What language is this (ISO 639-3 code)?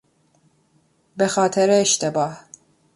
fas